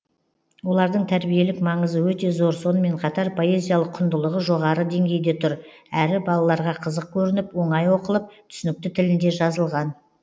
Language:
Kazakh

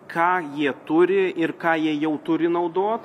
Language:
Lithuanian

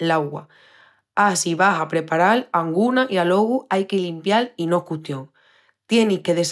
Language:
Extremaduran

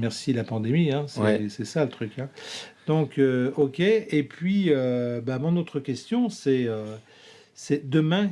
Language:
French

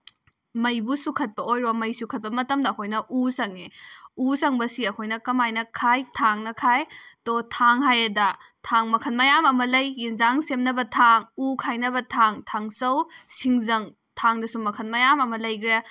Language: Manipuri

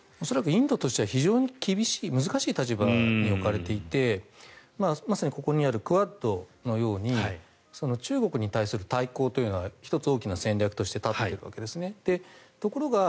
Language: Japanese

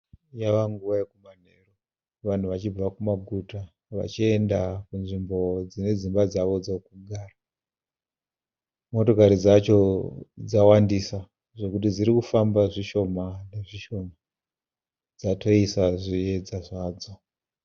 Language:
Shona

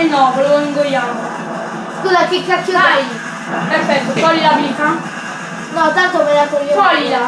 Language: Italian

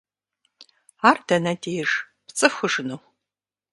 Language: Kabardian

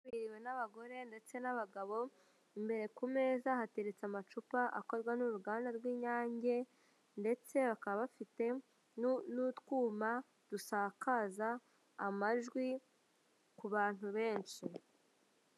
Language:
Kinyarwanda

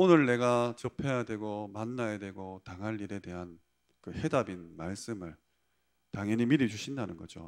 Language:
Korean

